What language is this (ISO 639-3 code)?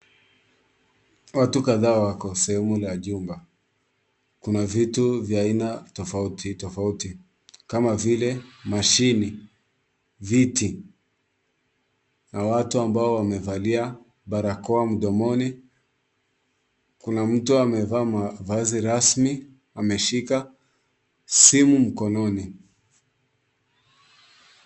swa